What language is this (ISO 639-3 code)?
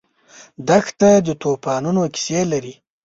pus